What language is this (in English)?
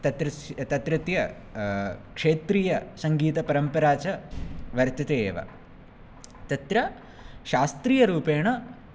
Sanskrit